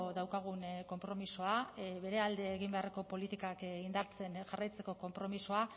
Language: Basque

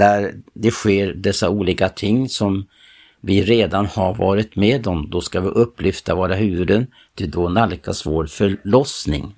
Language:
Swedish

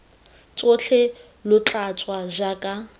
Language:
Tswana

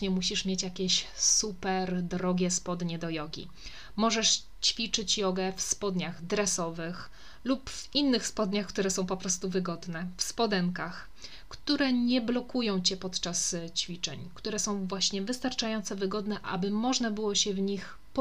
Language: Polish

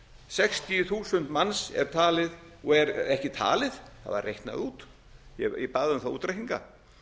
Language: Icelandic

